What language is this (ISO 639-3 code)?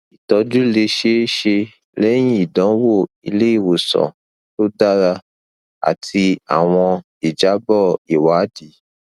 yor